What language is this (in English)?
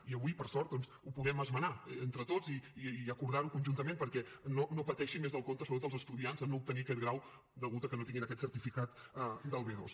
Catalan